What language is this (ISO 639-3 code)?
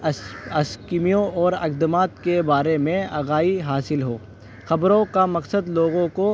urd